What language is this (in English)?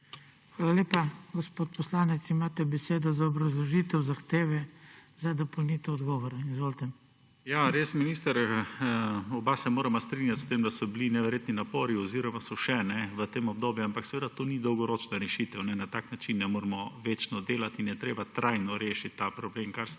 Slovenian